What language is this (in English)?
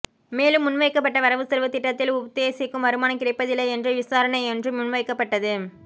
Tamil